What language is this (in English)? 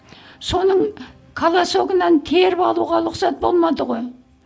Kazakh